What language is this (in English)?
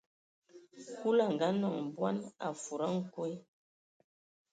Ewondo